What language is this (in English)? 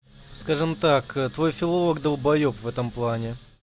Russian